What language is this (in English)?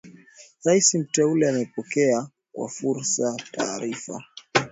Swahili